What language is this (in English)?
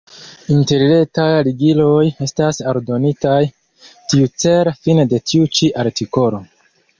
Esperanto